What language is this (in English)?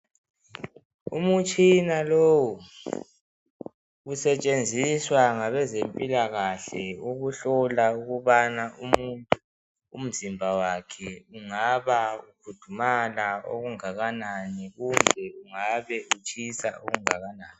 North Ndebele